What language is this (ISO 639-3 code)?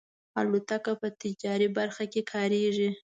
pus